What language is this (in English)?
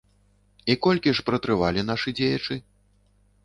Belarusian